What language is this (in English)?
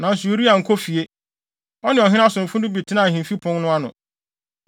Akan